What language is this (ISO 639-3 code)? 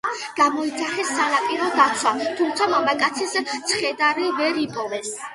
kat